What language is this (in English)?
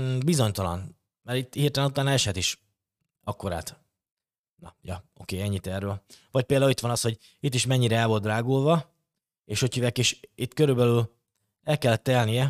Hungarian